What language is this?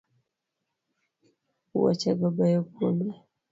Luo (Kenya and Tanzania)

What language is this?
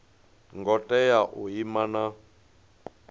Venda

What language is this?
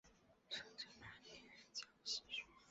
Chinese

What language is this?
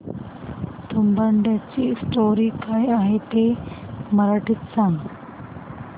Marathi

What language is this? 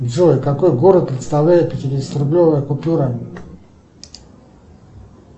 Russian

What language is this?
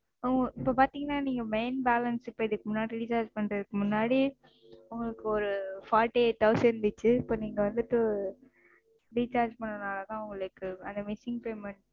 Tamil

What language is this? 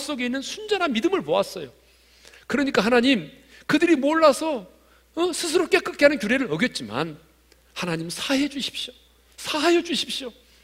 Korean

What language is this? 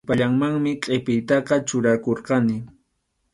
Arequipa-La Unión Quechua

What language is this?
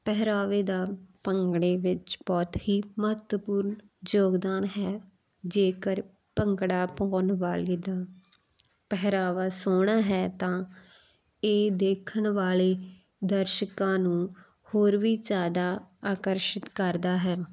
Punjabi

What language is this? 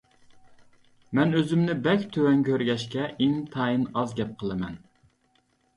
Uyghur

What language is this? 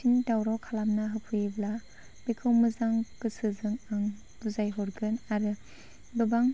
Bodo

